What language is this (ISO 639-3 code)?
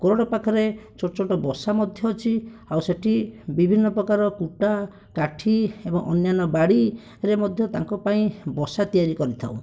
ori